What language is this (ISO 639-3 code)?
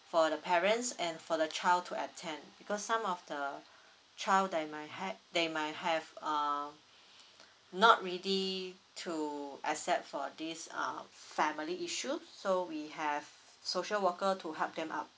eng